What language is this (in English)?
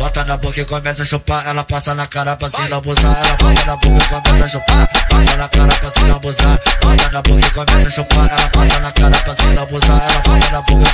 Romanian